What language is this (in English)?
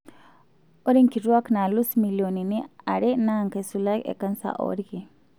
Masai